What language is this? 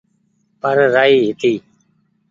Goaria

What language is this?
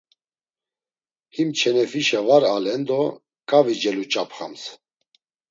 Laz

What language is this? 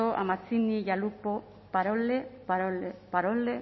Spanish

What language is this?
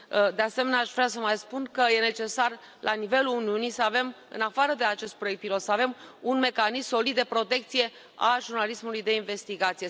Romanian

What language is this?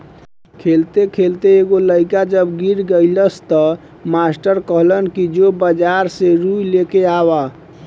Bhojpuri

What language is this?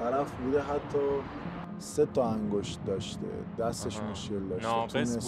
Persian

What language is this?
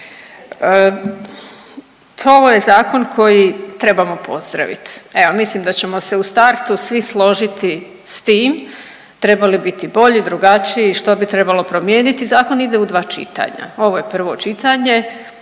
Croatian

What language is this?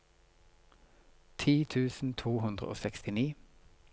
Norwegian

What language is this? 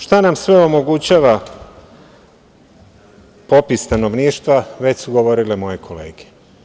Serbian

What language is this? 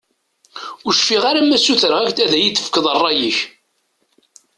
Kabyle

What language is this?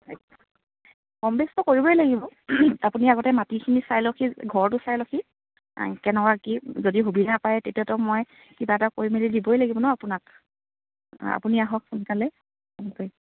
Assamese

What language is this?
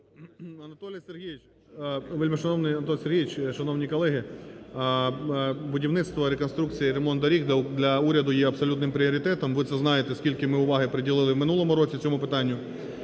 Ukrainian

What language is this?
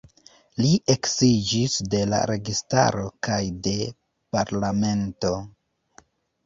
Esperanto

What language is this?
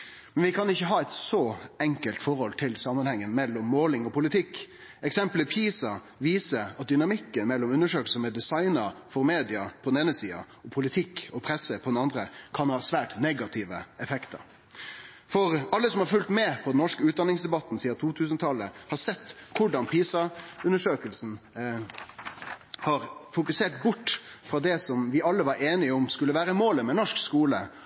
Norwegian Nynorsk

